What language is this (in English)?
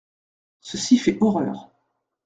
French